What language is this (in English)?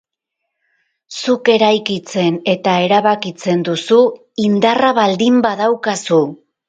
Basque